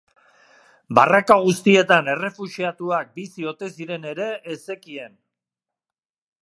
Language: Basque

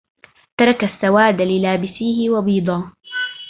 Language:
Arabic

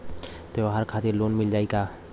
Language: Bhojpuri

